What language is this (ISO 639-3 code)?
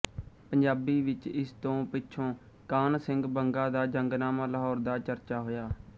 pan